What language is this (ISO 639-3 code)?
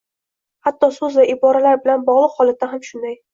uzb